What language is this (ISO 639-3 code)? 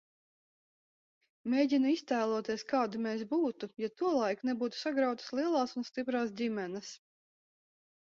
lav